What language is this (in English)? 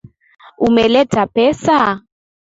Swahili